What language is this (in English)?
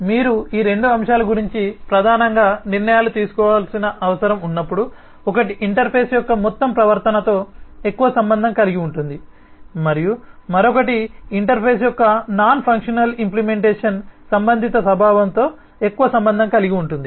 Telugu